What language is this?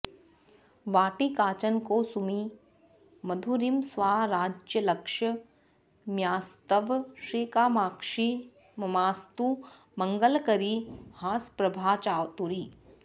Sanskrit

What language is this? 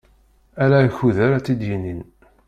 Kabyle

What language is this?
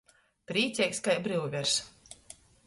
Latgalian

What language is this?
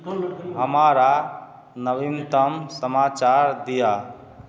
Maithili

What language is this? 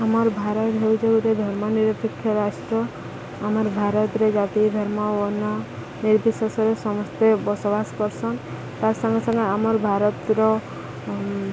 Odia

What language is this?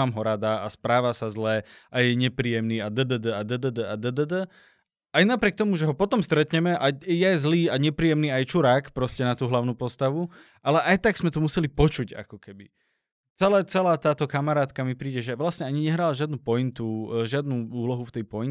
Slovak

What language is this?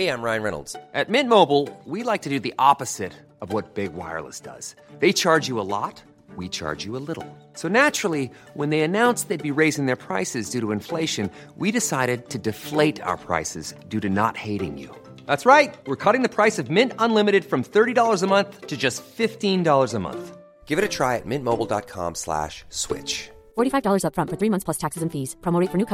Filipino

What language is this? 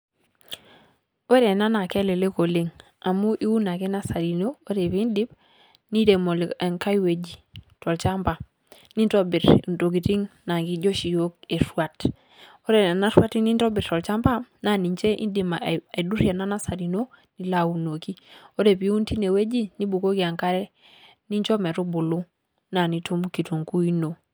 Masai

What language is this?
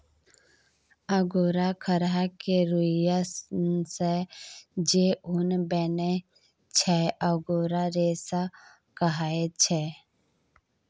Maithili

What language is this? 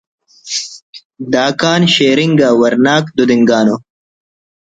Brahui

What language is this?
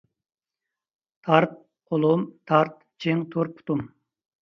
Uyghur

